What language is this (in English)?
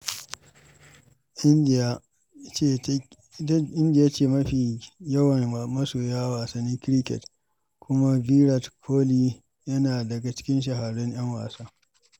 Hausa